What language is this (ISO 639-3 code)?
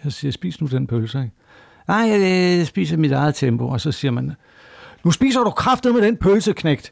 dan